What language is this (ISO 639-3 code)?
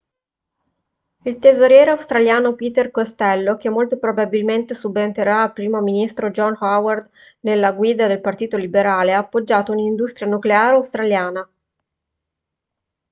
ita